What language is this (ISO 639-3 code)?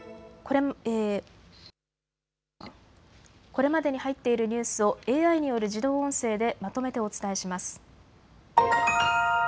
jpn